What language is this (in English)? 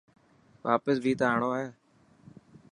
Dhatki